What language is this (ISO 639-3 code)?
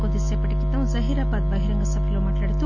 tel